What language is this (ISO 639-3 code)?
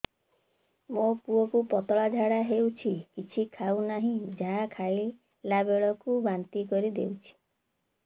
ori